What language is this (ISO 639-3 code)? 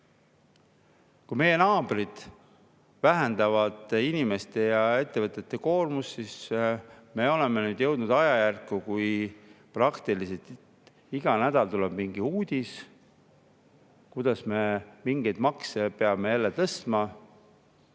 est